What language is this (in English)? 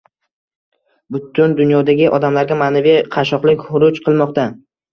Uzbek